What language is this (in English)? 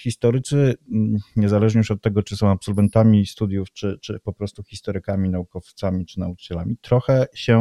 Polish